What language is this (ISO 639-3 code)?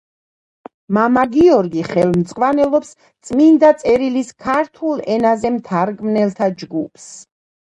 kat